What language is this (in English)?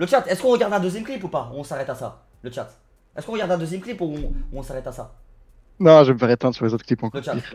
French